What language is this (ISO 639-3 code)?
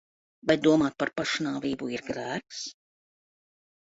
lav